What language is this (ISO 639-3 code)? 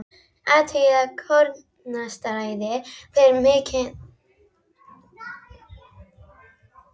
isl